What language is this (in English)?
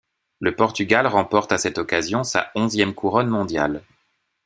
French